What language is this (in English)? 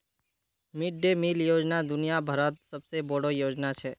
Magahi